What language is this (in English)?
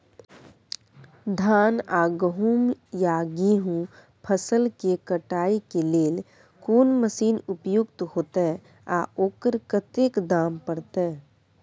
Maithili